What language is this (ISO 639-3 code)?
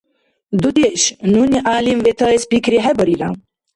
dar